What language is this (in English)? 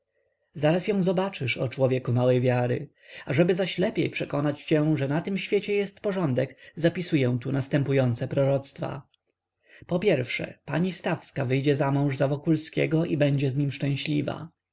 Polish